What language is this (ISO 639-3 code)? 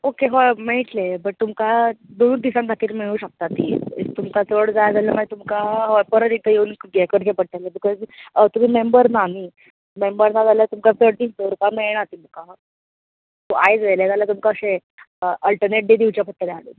kok